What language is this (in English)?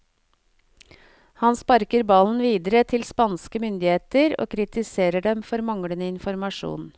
Norwegian